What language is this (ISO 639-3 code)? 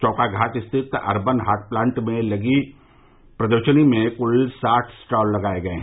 hin